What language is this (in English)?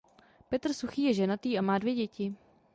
Czech